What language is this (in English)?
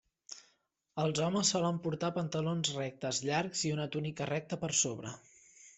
Catalan